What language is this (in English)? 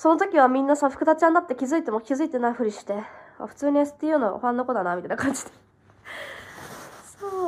Japanese